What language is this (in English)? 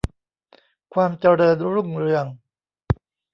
Thai